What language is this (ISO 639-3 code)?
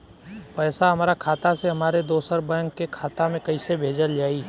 bho